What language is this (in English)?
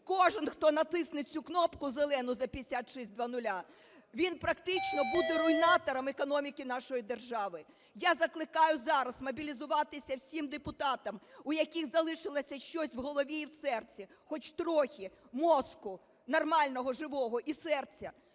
Ukrainian